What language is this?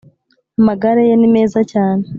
Kinyarwanda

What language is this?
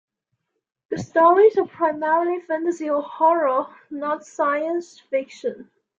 English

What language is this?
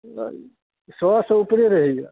Maithili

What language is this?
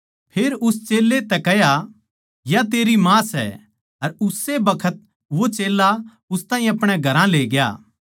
Haryanvi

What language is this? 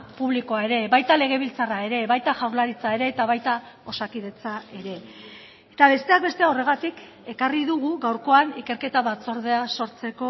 Basque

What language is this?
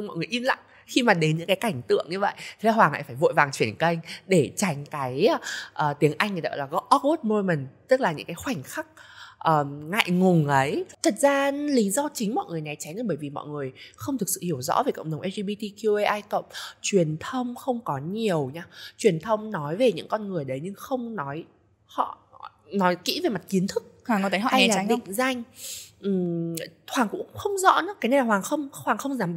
Vietnamese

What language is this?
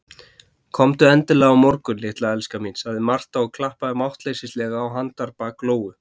Icelandic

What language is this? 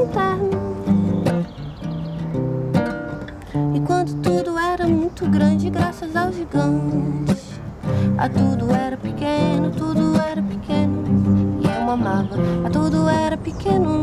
Portuguese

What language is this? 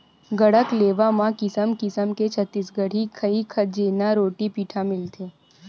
Chhattisgarhi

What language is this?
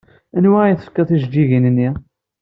Kabyle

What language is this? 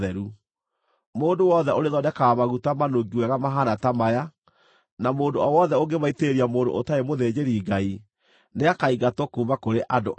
Kikuyu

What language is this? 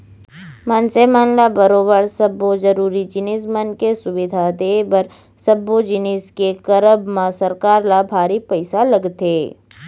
Chhattisgarhi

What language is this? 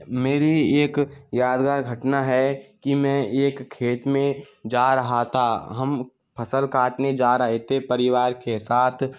Hindi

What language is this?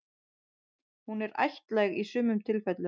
Icelandic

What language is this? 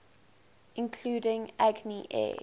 English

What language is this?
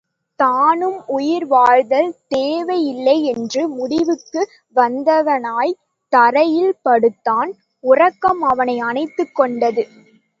Tamil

